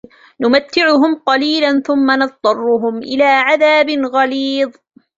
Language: Arabic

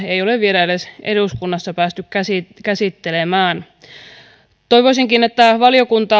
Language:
Finnish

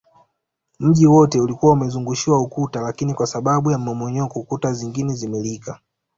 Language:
Swahili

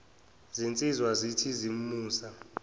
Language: Zulu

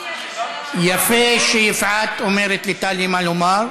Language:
Hebrew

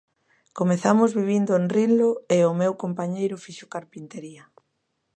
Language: Galician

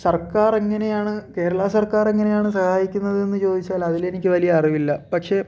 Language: Malayalam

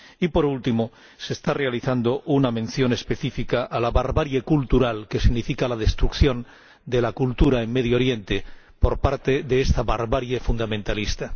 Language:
Spanish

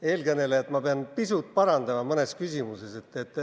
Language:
Estonian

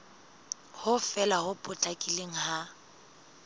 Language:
Southern Sotho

